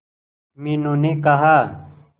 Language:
Hindi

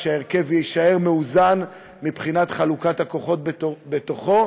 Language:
Hebrew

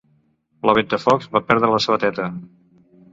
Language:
Catalan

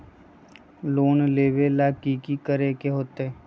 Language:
Magahi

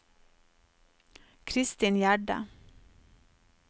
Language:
Norwegian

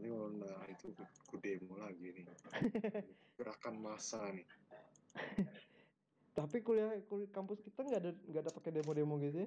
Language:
Indonesian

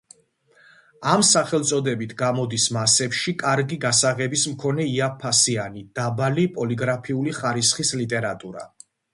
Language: Georgian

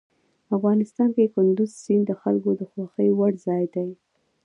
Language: Pashto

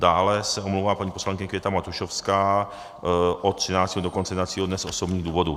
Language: Czech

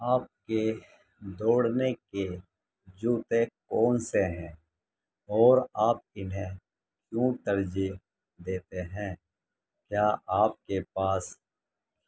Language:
Urdu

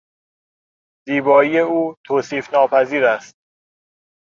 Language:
Persian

